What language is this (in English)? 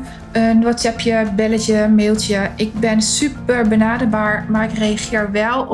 Dutch